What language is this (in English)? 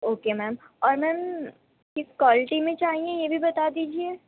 Urdu